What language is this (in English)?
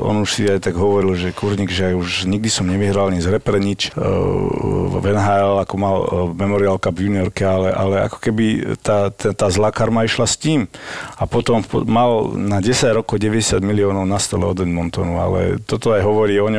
Slovak